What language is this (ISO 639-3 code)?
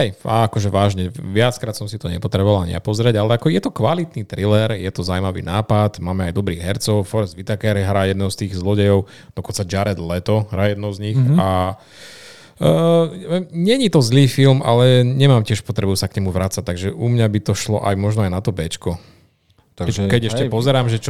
slk